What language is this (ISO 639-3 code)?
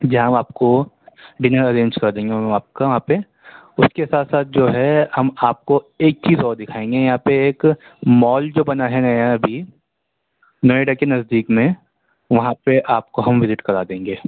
urd